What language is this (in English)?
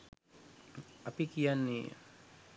Sinhala